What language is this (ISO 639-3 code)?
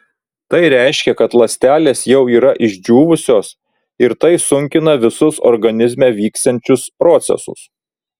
lit